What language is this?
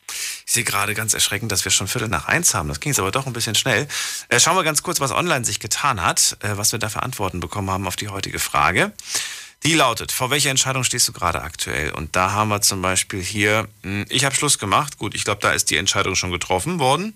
German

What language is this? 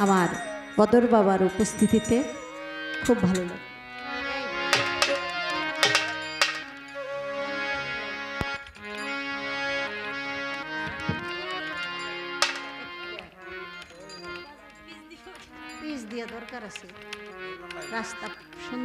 Arabic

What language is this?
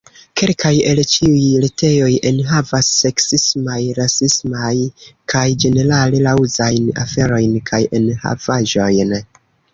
Esperanto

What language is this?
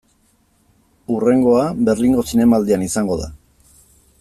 Basque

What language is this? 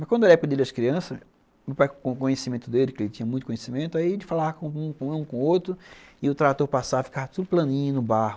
Portuguese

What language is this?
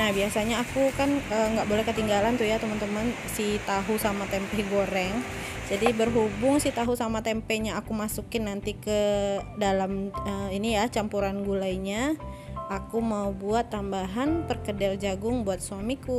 Indonesian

